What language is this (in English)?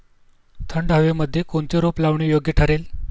Marathi